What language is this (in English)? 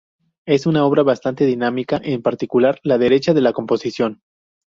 Spanish